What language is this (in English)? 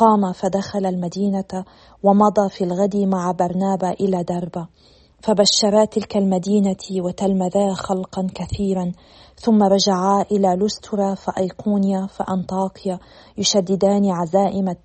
Arabic